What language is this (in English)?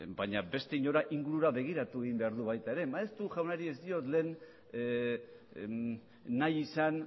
Basque